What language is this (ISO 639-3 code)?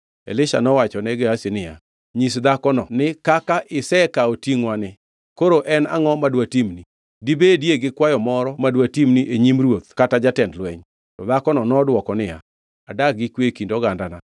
luo